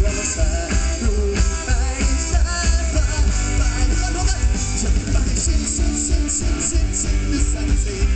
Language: Thai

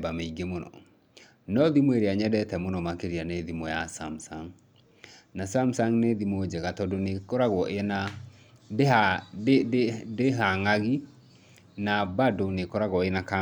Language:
Kikuyu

